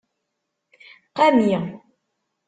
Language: Kabyle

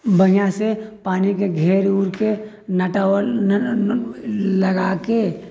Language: Maithili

